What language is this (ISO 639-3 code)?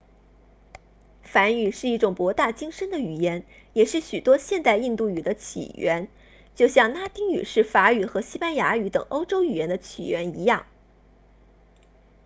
zho